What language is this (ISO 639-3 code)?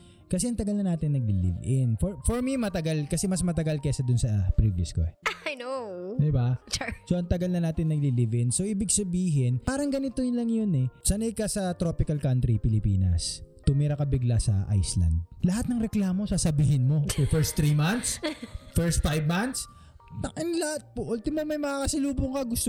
fil